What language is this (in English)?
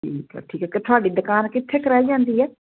Punjabi